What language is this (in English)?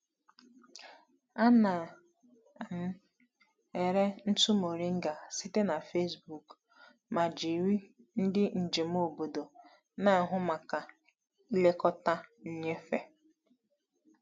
Igbo